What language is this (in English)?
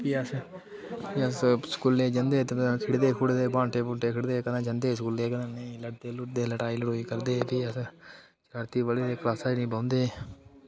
Dogri